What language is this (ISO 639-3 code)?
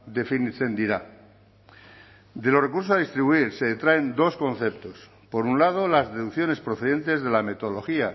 spa